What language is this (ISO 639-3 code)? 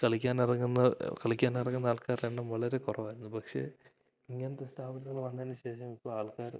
mal